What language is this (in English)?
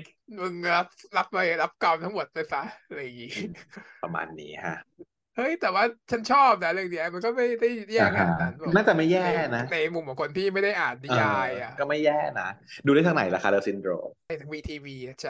Thai